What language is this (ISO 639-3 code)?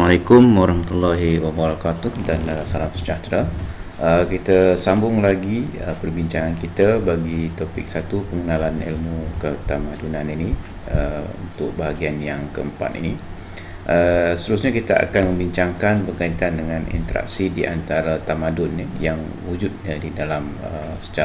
msa